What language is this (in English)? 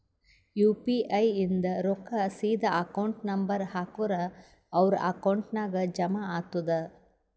Kannada